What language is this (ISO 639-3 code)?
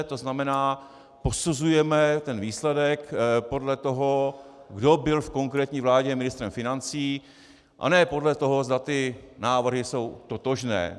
ces